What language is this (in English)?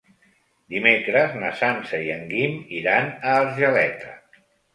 Catalan